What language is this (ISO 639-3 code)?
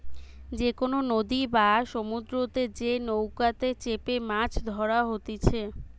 ben